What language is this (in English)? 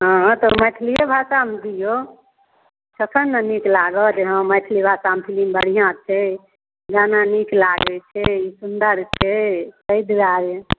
Maithili